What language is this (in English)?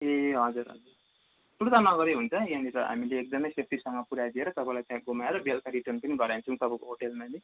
Nepali